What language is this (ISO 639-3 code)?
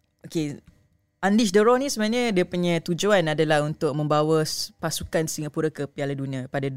msa